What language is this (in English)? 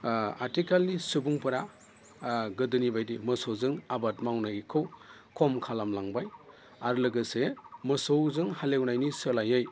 Bodo